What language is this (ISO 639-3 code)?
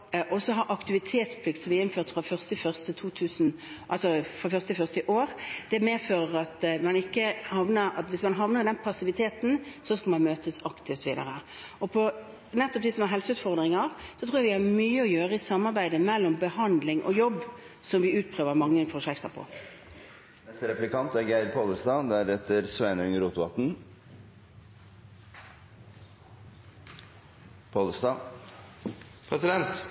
nor